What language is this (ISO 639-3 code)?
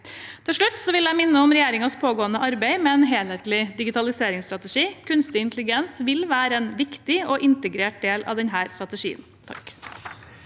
nor